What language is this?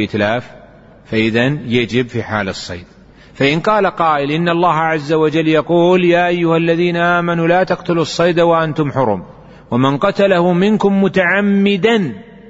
Arabic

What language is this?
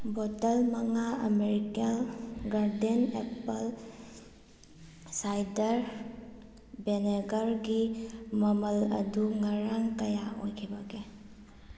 Manipuri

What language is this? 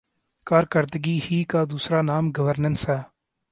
Urdu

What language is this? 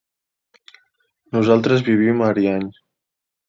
Catalan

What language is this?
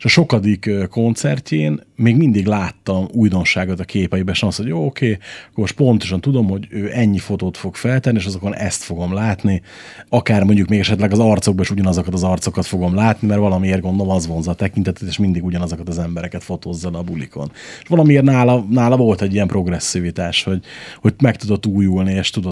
Hungarian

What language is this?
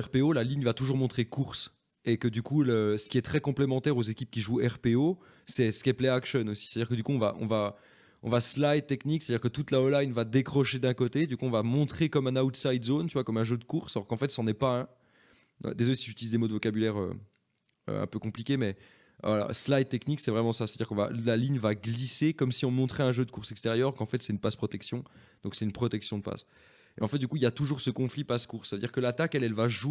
French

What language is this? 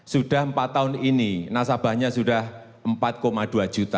Indonesian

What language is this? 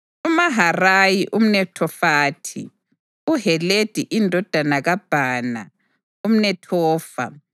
North Ndebele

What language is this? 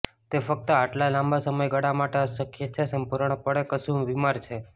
Gujarati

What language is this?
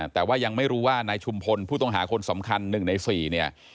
Thai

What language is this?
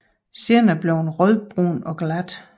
Danish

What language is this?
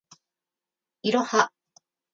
Japanese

